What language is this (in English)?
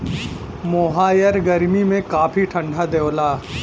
Bhojpuri